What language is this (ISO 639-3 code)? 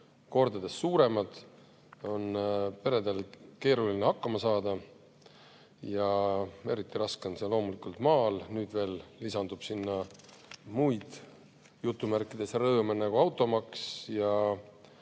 est